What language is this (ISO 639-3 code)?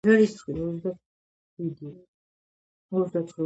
kat